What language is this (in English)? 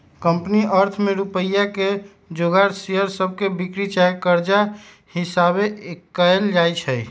Magahi